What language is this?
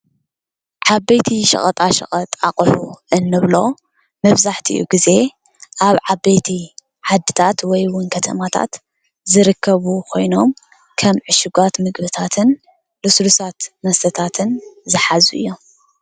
Tigrinya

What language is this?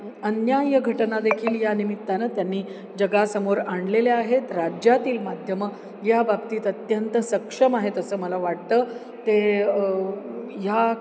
Marathi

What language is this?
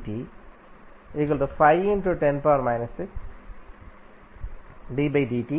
Tamil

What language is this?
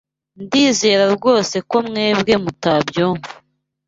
Kinyarwanda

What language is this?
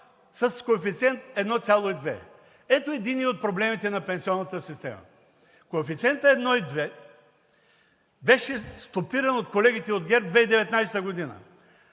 Bulgarian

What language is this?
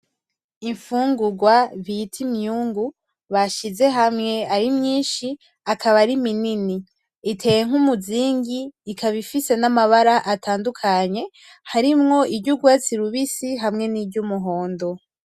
Rundi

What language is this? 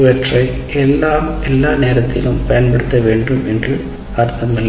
Tamil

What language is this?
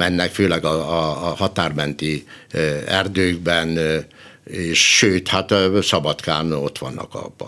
Hungarian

